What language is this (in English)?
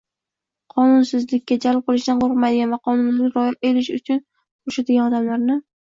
Uzbek